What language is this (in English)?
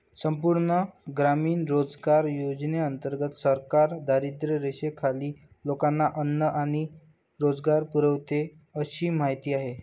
Marathi